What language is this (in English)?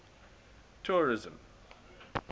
English